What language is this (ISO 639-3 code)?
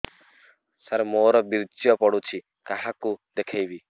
ori